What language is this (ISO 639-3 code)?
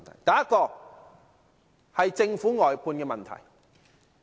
yue